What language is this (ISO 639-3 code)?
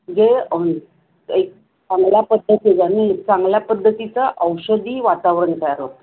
mar